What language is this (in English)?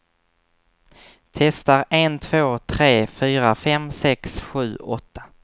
Swedish